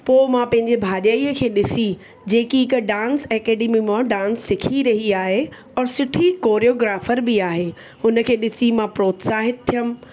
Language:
Sindhi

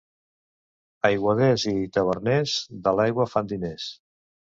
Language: Catalan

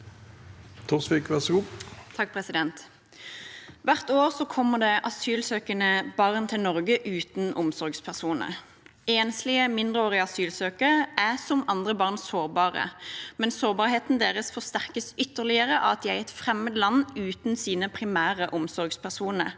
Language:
Norwegian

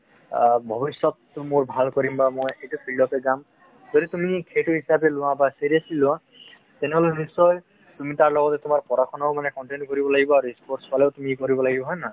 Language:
Assamese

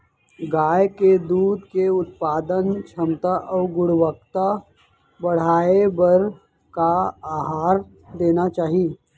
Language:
Chhattisgarhi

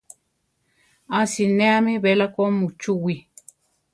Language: Central Tarahumara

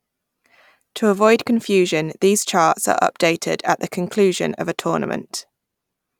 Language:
English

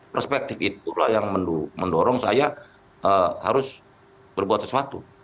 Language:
Indonesian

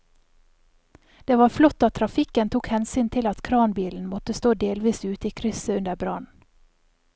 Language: Norwegian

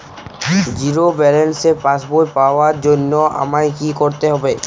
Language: Bangla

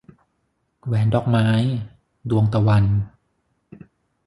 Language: Thai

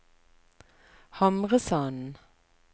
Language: Norwegian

